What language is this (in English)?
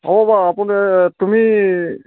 Assamese